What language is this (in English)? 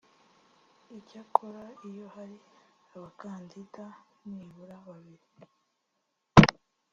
Kinyarwanda